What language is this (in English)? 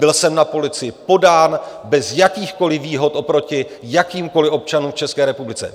Czech